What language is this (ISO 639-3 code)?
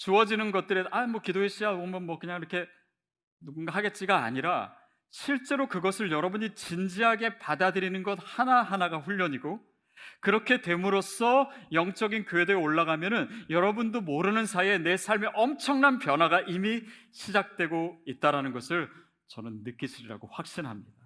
kor